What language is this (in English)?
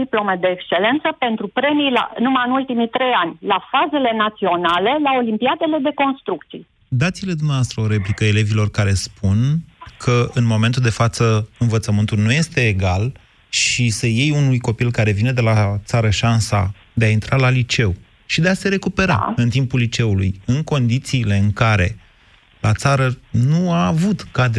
Romanian